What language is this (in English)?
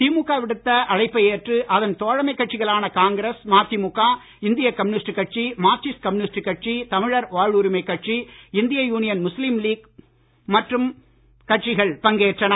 Tamil